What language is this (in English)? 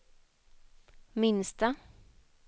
Swedish